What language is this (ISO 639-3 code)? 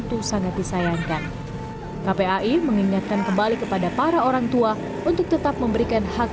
ind